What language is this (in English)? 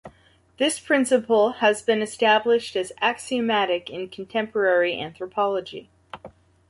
English